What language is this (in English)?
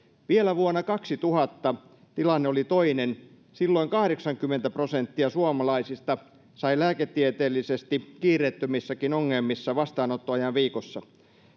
Finnish